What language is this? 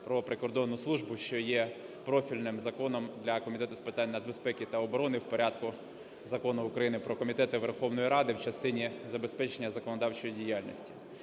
Ukrainian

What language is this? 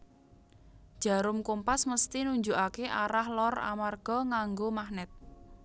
Javanese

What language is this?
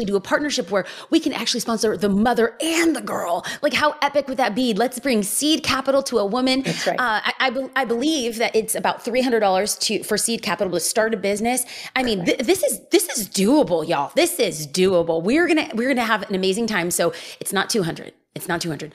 English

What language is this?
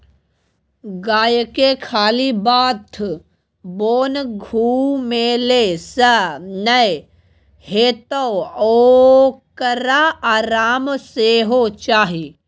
Maithili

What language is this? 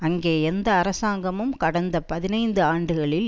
Tamil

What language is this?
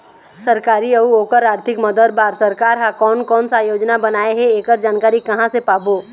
Chhattisgarhi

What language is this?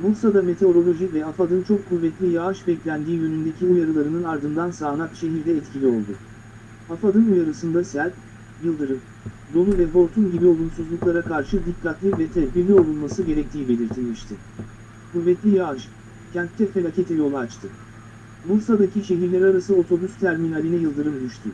Turkish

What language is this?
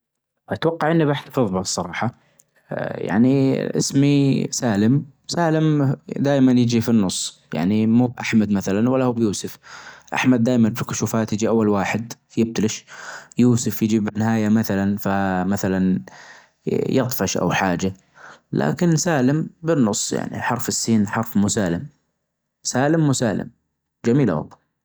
Najdi Arabic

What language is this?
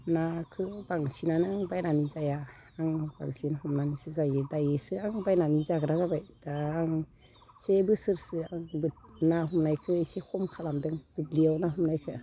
Bodo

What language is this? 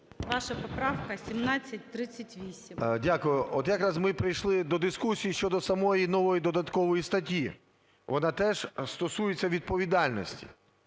Ukrainian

